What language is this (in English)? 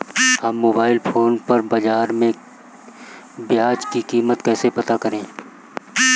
Hindi